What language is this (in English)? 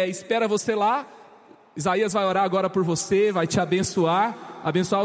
Portuguese